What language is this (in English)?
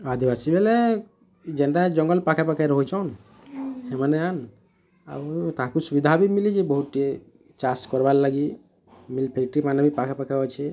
Odia